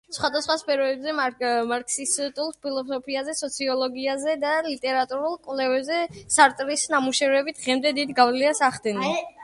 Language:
Georgian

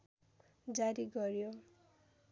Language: Nepali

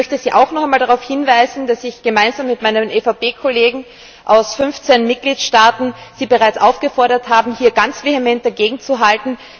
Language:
German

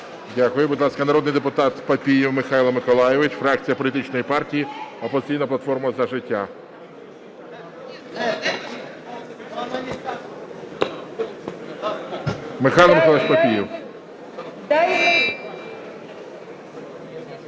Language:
Ukrainian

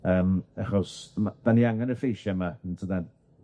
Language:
Welsh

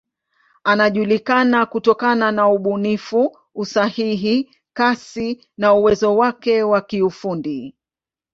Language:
Swahili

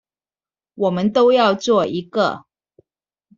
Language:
Chinese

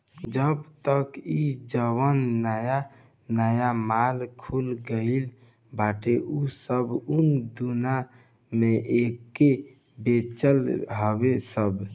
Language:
Bhojpuri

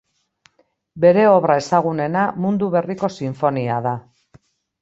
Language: Basque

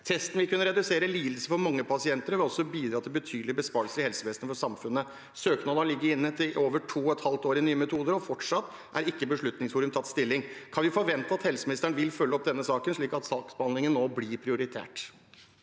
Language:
Norwegian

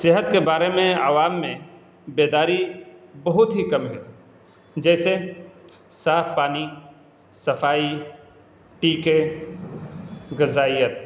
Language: Urdu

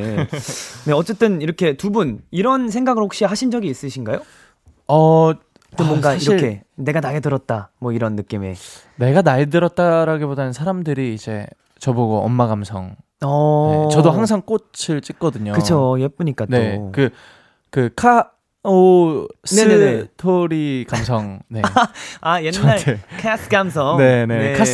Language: Korean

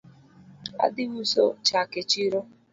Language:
Luo (Kenya and Tanzania)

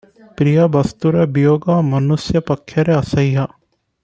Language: Odia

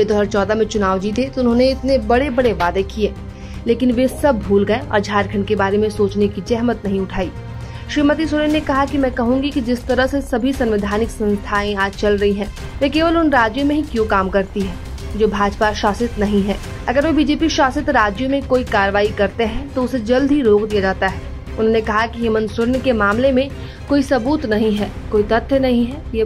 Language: Hindi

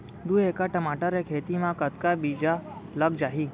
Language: Chhattisgarhi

